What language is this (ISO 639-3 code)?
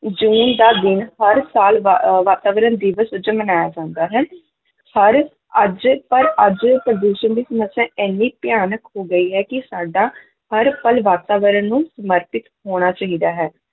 pan